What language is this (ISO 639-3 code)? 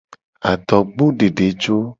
gej